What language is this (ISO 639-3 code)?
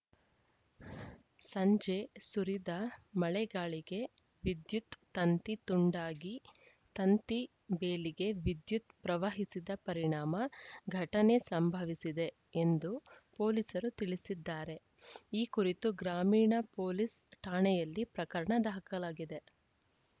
kan